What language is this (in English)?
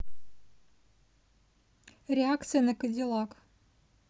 Russian